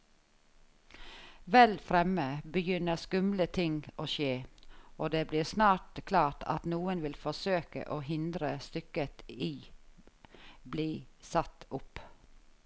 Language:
Norwegian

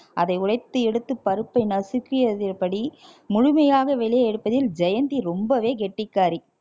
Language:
Tamil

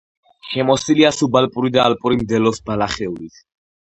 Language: Georgian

